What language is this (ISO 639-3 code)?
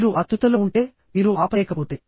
tel